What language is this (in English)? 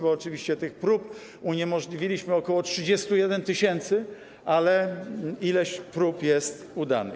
Polish